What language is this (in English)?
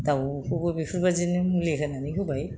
Bodo